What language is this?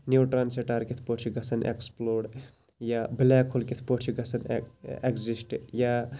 Kashmiri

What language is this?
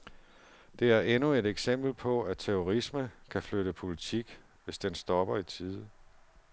Danish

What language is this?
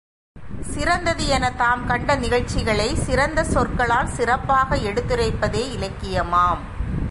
Tamil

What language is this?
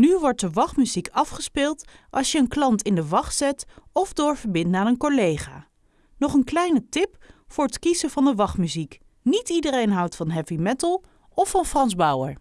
Dutch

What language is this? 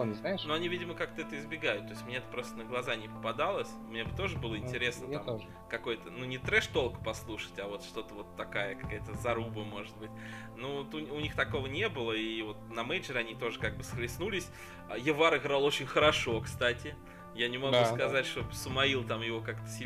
Russian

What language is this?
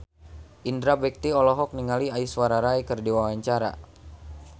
Sundanese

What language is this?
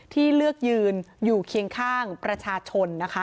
Thai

